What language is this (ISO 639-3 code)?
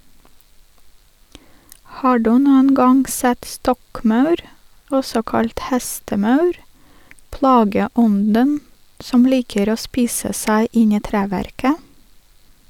nor